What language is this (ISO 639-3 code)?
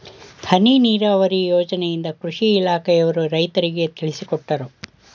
kan